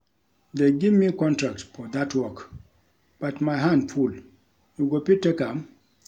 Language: Nigerian Pidgin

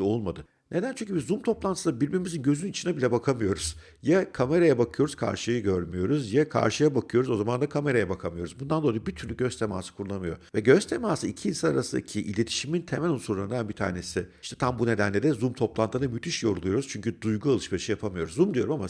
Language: Turkish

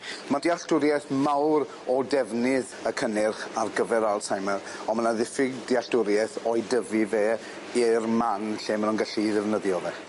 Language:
Welsh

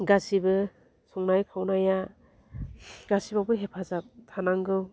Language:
Bodo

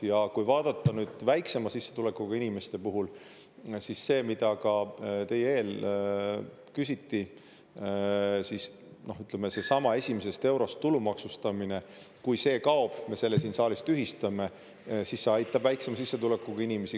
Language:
Estonian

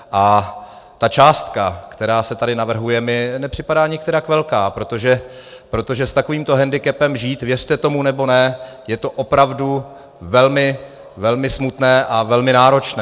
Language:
Czech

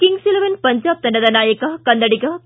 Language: Kannada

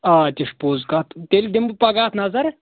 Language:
Kashmiri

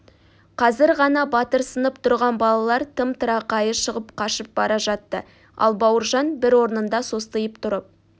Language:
Kazakh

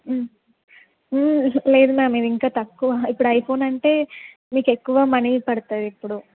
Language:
Telugu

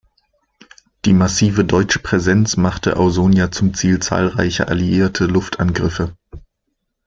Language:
German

